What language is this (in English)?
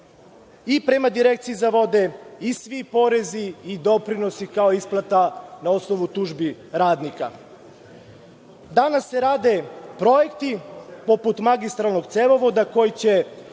Serbian